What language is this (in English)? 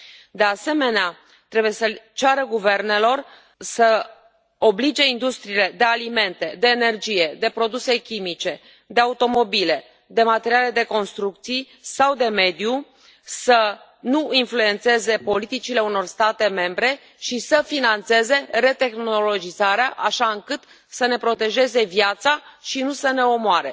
Romanian